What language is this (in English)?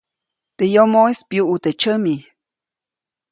Copainalá Zoque